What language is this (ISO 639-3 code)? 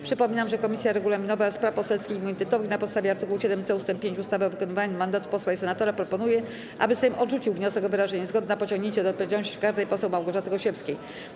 pol